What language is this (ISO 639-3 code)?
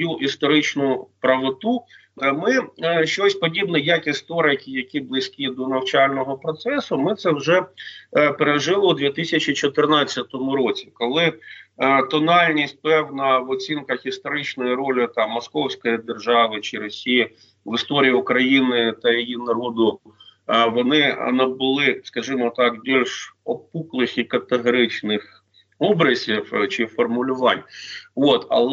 ukr